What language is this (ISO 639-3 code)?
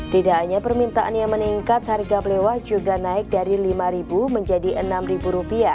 ind